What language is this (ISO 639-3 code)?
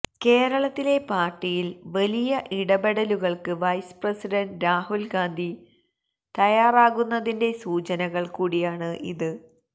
mal